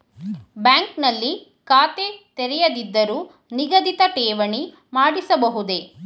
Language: Kannada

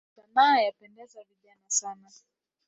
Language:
Swahili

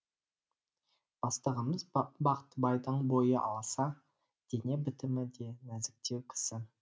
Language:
Kazakh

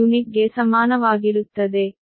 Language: Kannada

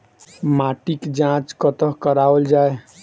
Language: Maithili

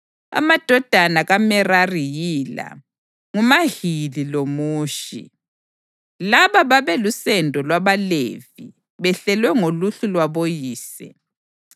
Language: North Ndebele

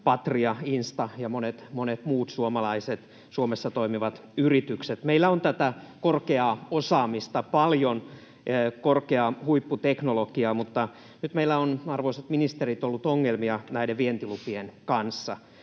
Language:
Finnish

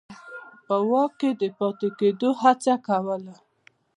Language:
Pashto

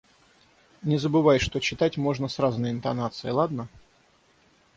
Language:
Russian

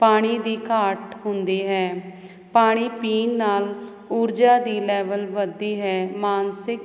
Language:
Punjabi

